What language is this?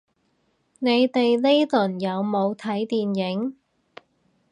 Cantonese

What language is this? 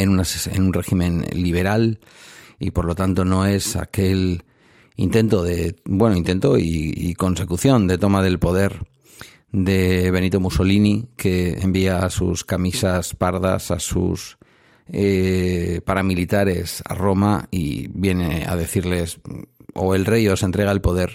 Spanish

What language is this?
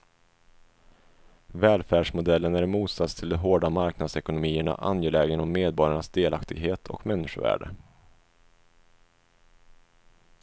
Swedish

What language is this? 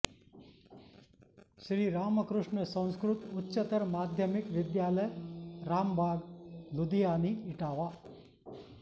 Sanskrit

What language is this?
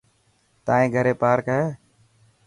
Dhatki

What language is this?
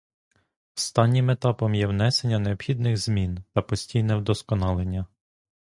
Ukrainian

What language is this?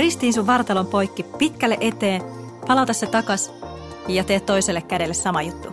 Finnish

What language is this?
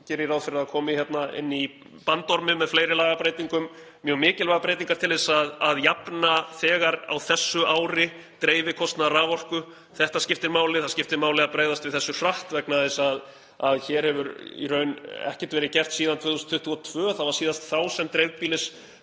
Icelandic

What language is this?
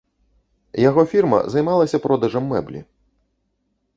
Belarusian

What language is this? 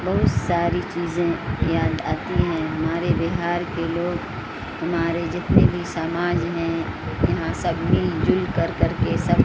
Urdu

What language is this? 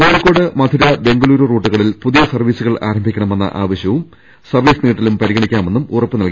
Malayalam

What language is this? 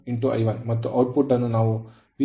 Kannada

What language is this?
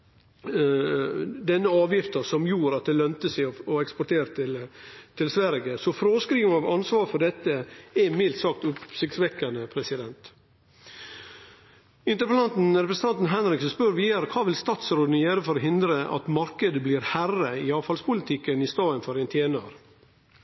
Norwegian Nynorsk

